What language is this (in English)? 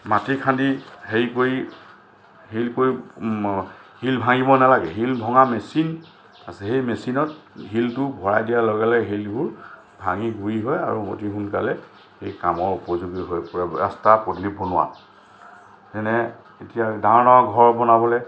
Assamese